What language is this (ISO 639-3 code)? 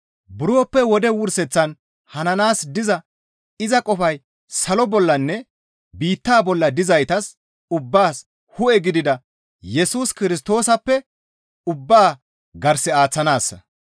gmv